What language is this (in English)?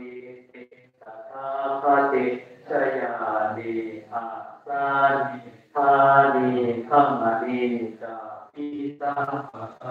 Thai